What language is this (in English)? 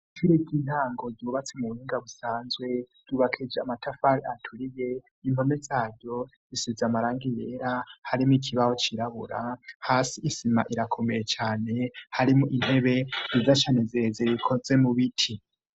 Rundi